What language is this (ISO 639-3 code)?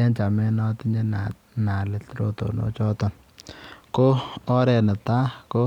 kln